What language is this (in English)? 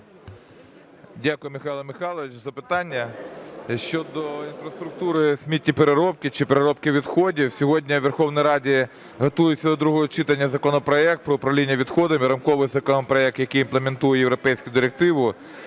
Ukrainian